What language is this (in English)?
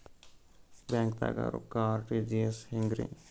Kannada